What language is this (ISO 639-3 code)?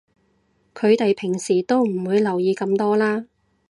yue